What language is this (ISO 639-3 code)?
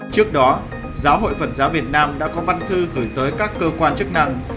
vie